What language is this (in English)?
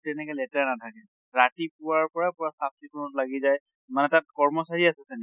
Assamese